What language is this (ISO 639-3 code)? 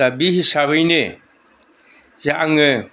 brx